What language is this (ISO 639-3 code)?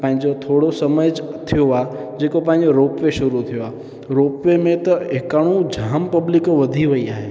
snd